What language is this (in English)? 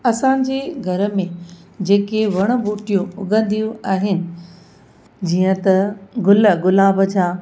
Sindhi